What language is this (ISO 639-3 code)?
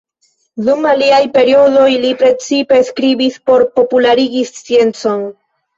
epo